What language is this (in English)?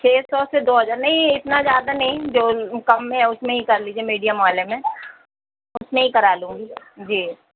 Urdu